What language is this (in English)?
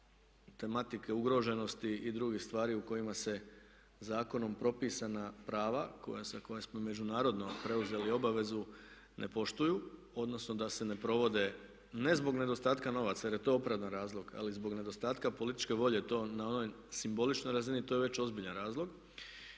Croatian